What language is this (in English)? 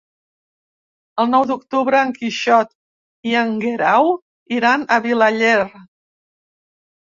Catalan